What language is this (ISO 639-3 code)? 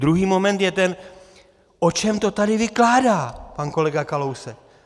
ces